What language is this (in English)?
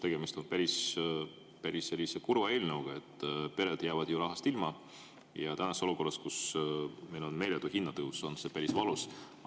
Estonian